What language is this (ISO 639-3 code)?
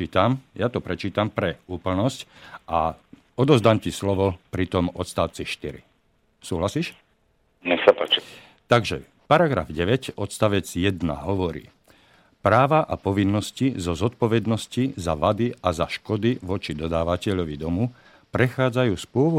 slk